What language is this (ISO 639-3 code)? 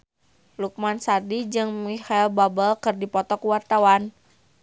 sun